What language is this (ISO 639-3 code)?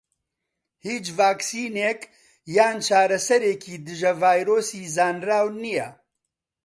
ckb